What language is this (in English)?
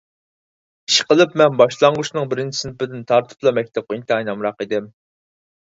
Uyghur